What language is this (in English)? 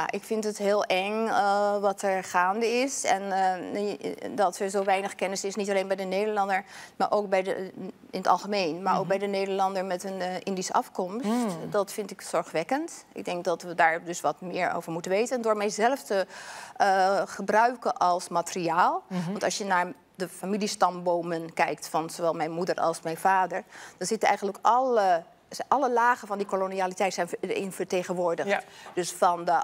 Dutch